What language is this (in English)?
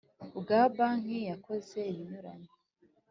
Kinyarwanda